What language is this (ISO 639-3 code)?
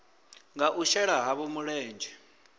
ven